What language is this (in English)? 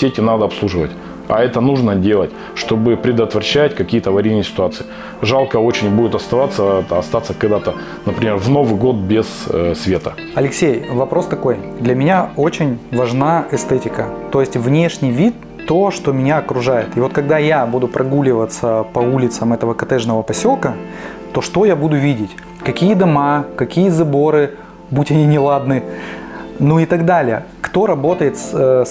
Russian